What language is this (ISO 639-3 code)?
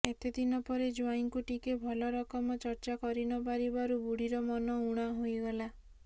ori